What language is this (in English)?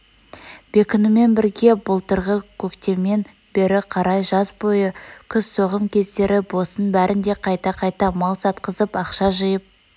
Kazakh